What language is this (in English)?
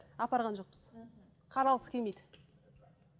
Kazakh